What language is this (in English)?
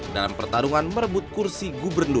Indonesian